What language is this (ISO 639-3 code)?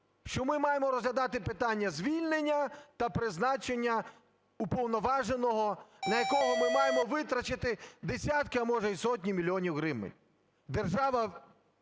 ukr